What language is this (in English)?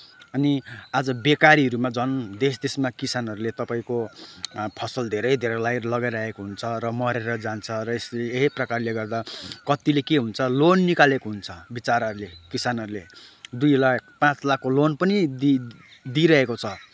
Nepali